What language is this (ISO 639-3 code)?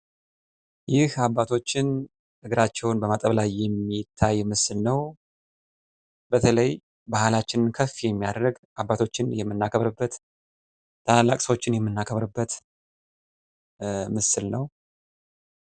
amh